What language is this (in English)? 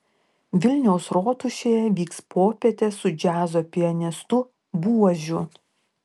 Lithuanian